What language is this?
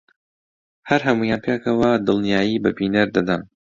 Central Kurdish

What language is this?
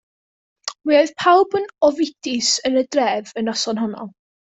Welsh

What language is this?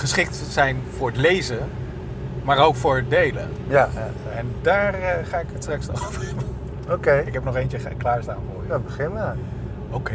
Dutch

